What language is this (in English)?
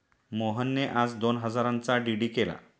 Marathi